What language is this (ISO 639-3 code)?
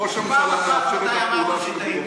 heb